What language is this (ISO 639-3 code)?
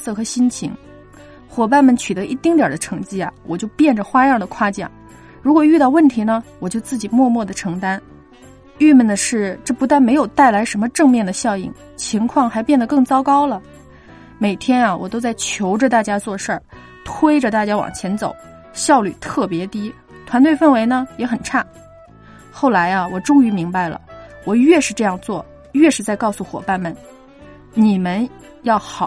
zho